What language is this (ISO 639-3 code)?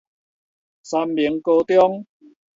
nan